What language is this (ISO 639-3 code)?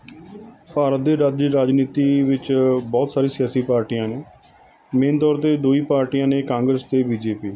pan